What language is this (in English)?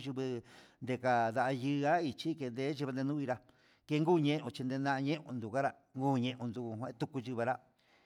Huitepec Mixtec